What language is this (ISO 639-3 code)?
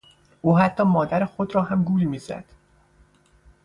fas